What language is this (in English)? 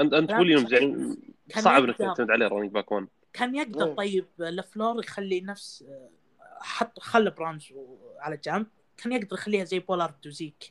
Arabic